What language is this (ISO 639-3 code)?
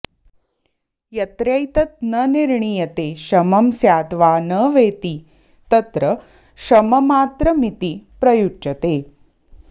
san